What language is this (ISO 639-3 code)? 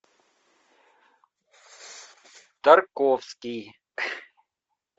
rus